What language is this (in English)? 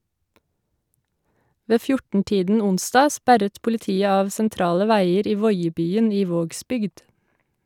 Norwegian